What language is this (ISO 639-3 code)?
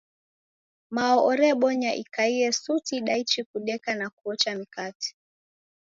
dav